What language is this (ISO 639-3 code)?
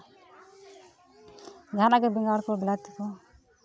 sat